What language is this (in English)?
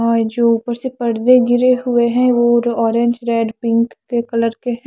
Hindi